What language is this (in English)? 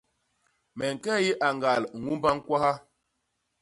Basaa